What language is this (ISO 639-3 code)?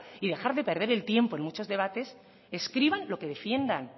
spa